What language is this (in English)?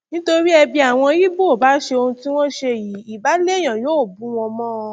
Yoruba